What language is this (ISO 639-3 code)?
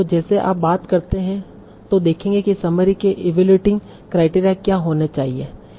hin